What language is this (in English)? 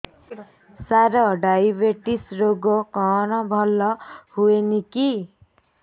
Odia